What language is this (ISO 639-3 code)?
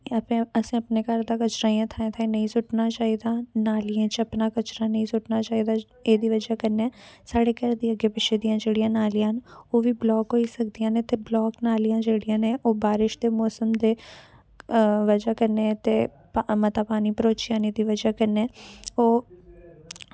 doi